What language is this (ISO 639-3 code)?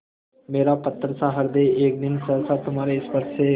hin